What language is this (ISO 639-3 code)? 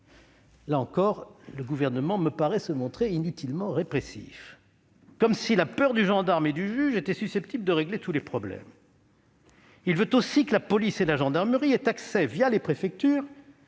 fra